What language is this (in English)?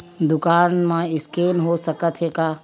Chhattisgarhi